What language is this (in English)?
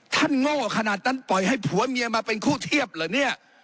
Thai